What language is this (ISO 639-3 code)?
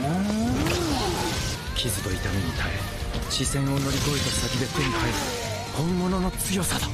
jpn